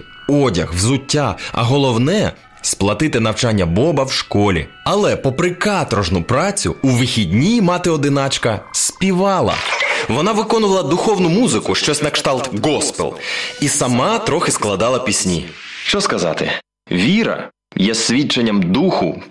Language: Ukrainian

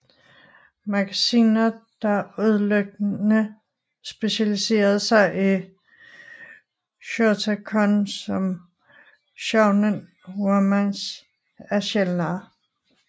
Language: Danish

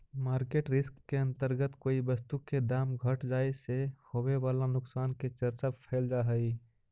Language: Magahi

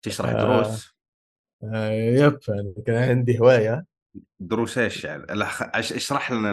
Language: Arabic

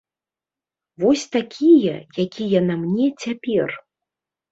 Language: Belarusian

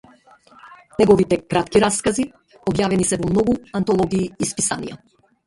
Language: Macedonian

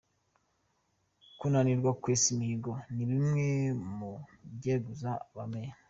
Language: Kinyarwanda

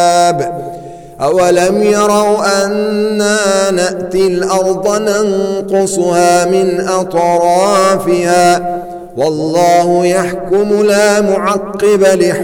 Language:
Arabic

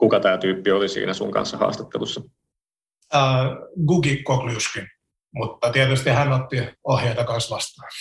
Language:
Finnish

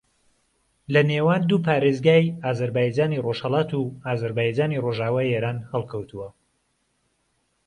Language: Central Kurdish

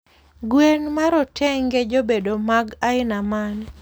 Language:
Luo (Kenya and Tanzania)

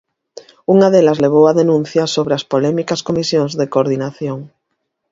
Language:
Galician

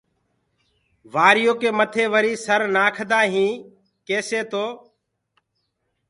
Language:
Gurgula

